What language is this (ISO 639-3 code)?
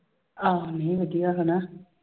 pan